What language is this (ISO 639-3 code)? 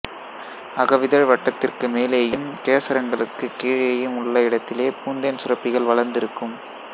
tam